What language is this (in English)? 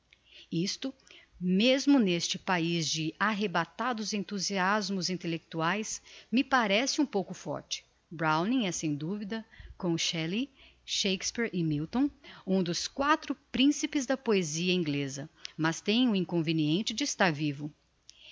Portuguese